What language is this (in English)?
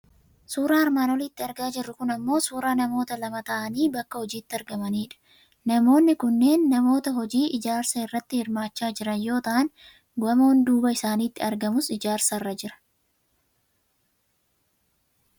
Oromo